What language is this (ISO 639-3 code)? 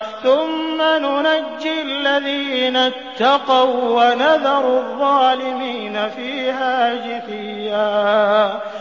ara